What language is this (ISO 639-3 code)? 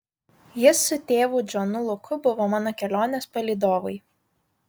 lit